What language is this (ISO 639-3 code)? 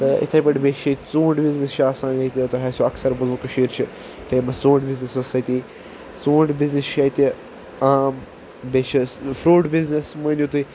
kas